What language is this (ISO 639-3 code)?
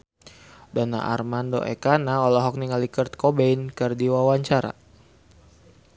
sun